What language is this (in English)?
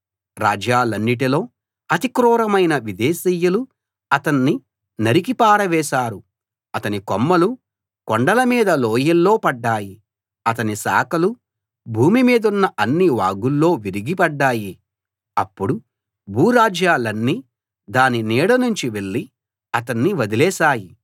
Telugu